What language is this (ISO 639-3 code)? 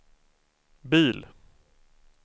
swe